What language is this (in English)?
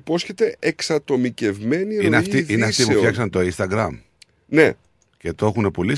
Greek